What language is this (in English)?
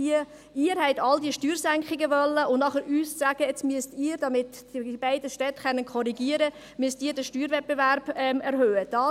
Swiss German